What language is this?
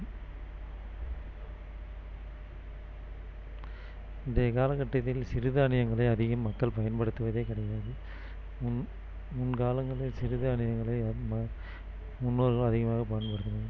Tamil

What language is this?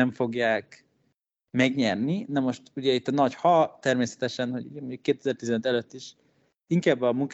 Hungarian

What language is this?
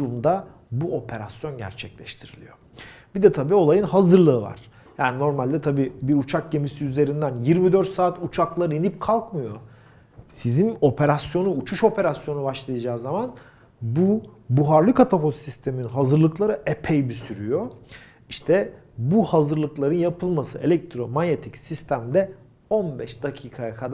Turkish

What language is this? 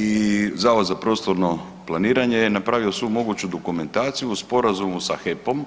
Croatian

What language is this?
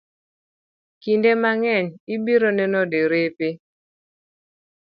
Luo (Kenya and Tanzania)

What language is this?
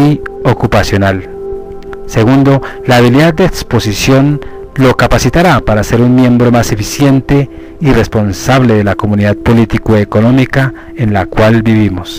Spanish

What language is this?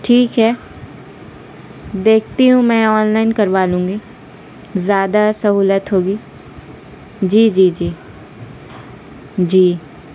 Urdu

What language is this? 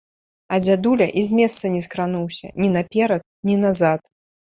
Belarusian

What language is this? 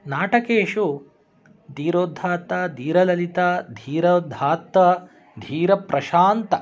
Sanskrit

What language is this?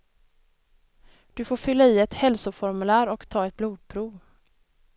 Swedish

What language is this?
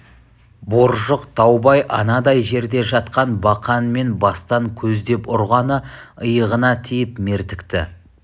Kazakh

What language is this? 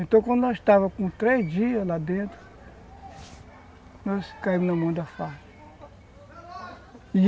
Portuguese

